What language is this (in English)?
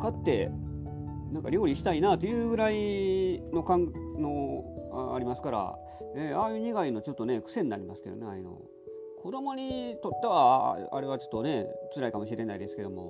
Japanese